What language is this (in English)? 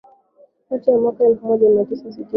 Swahili